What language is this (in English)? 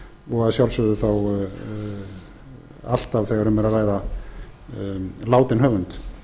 Icelandic